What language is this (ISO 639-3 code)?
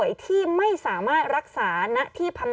tha